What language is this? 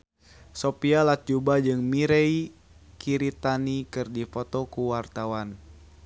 Sundanese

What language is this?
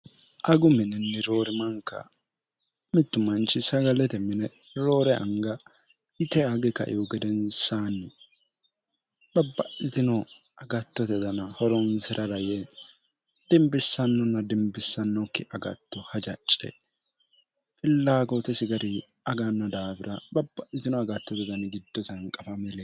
Sidamo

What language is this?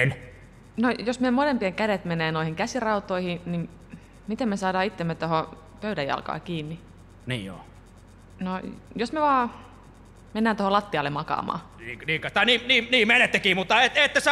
Finnish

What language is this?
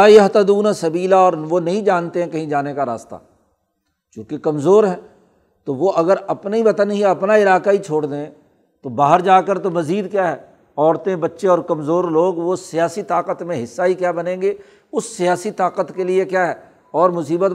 Urdu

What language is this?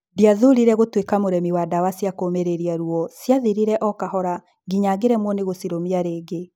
Kikuyu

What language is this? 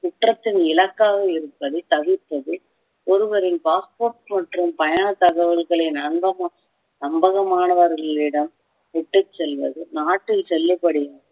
Tamil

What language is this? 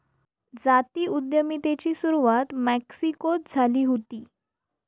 Marathi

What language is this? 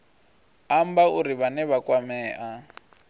Venda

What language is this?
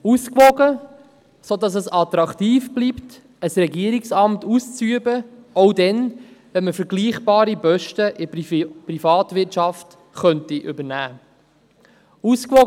Swiss German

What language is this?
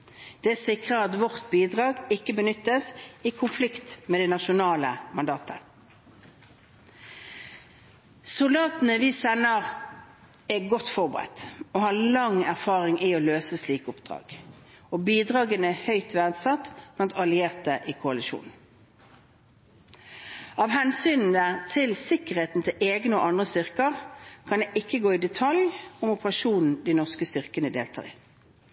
Norwegian Bokmål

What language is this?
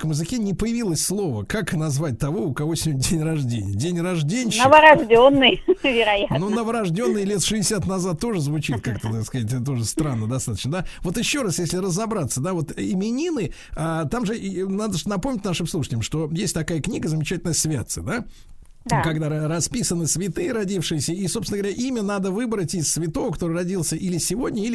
Russian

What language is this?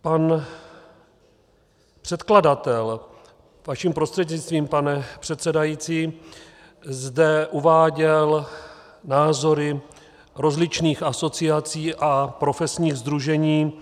Czech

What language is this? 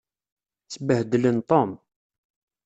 Kabyle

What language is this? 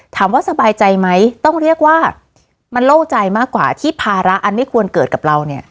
Thai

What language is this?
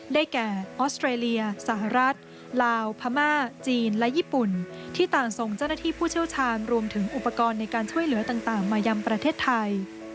Thai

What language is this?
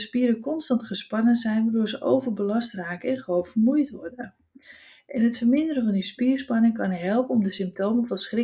Dutch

